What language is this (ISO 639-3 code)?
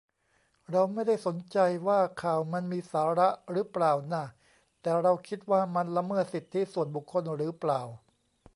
tha